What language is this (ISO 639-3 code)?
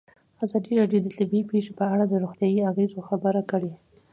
pus